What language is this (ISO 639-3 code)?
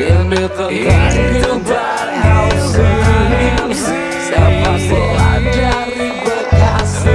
ind